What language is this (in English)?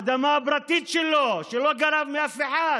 Hebrew